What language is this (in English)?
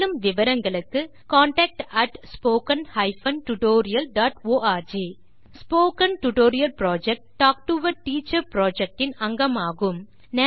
Tamil